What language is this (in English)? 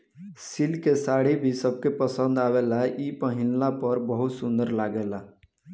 Bhojpuri